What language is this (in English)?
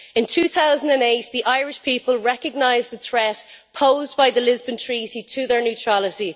English